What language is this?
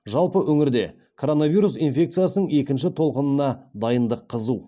Kazakh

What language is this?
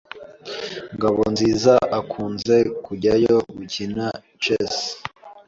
Kinyarwanda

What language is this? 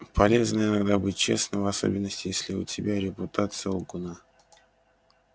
Russian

